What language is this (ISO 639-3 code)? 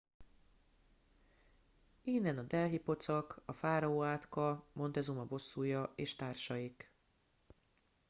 hun